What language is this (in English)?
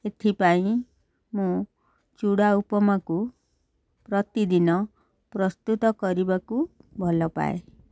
Odia